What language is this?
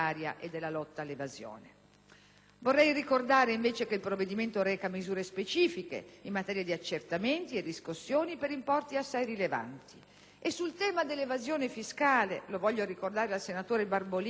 Italian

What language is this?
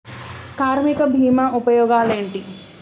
Telugu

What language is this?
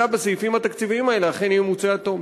Hebrew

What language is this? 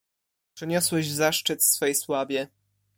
Polish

